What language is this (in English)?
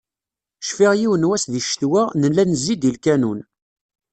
Kabyle